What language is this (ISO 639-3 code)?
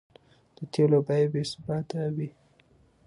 pus